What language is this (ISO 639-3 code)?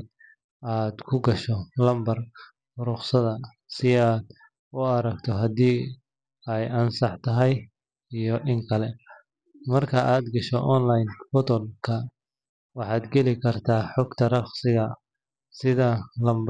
som